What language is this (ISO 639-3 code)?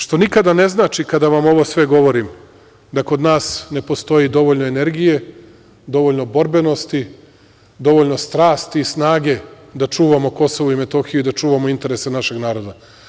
srp